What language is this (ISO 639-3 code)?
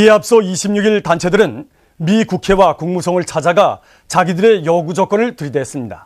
kor